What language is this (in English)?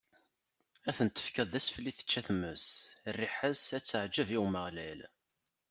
Kabyle